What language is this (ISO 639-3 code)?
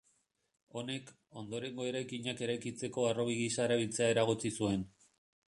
eus